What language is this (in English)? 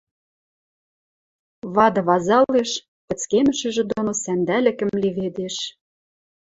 Western Mari